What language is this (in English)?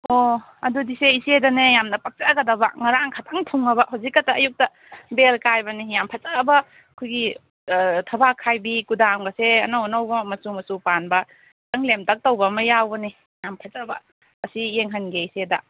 Manipuri